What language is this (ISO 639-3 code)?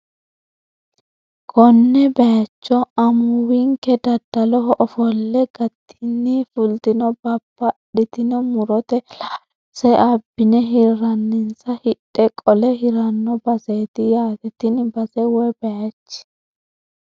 sid